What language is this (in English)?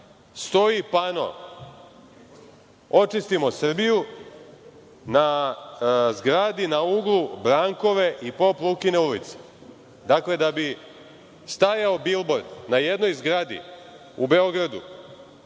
Serbian